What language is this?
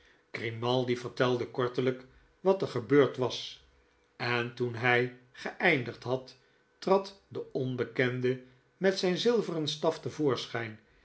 Dutch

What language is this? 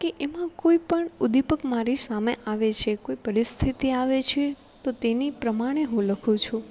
Gujarati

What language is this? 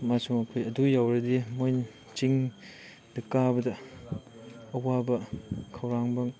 Manipuri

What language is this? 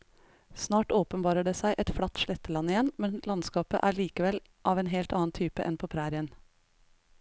Norwegian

